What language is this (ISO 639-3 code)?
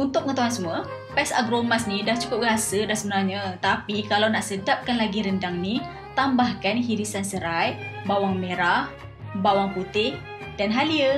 msa